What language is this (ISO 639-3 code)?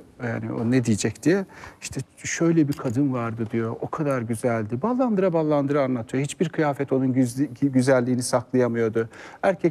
tur